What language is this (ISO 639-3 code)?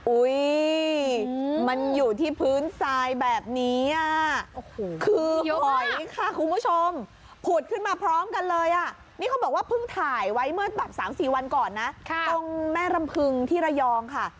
tha